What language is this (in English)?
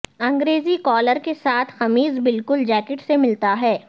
Urdu